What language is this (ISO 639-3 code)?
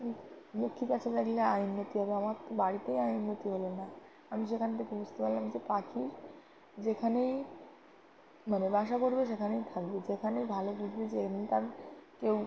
ben